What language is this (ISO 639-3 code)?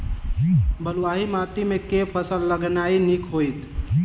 mai